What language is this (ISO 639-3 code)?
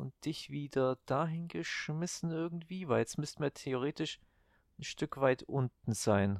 deu